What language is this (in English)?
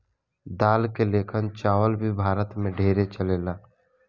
Bhojpuri